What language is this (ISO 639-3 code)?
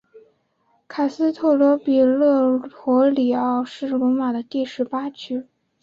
zho